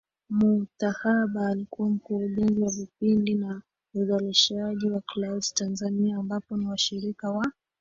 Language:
Swahili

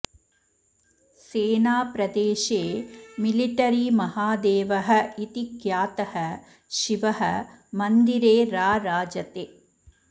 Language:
Sanskrit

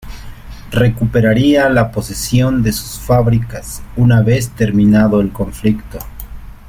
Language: Spanish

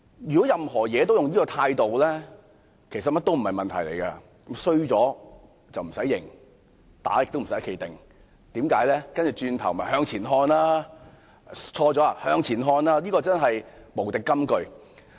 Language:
Cantonese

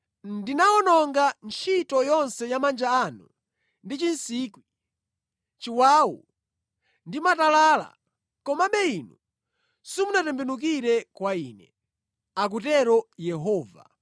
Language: Nyanja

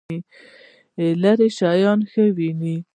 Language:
Pashto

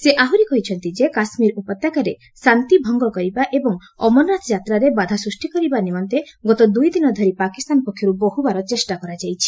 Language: Odia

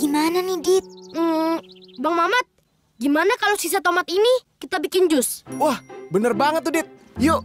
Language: Indonesian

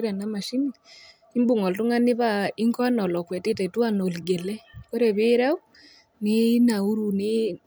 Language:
Masai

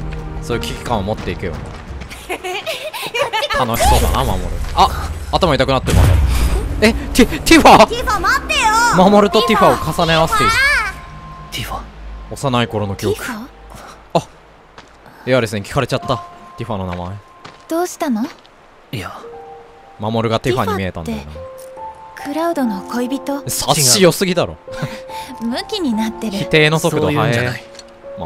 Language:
Japanese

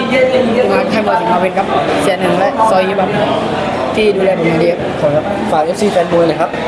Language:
Thai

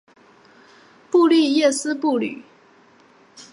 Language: Chinese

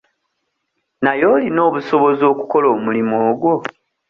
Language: Ganda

